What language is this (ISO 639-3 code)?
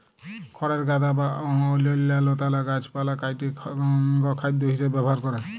ben